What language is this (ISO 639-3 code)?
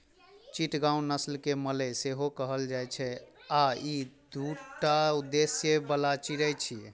mai